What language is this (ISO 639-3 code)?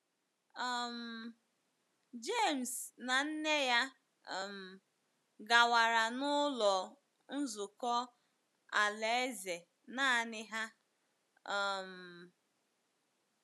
ibo